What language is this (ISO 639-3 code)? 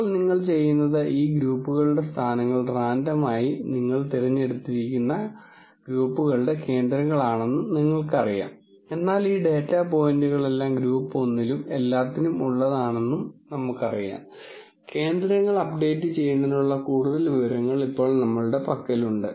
mal